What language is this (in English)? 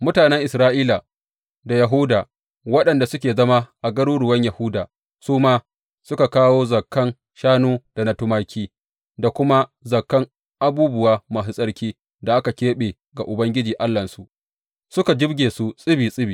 Hausa